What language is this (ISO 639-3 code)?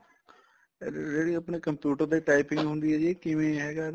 pan